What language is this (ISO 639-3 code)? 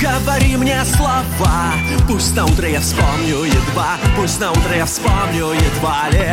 rus